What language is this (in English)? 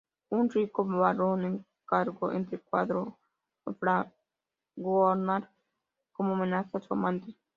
Spanish